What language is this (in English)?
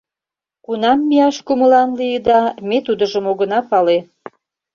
Mari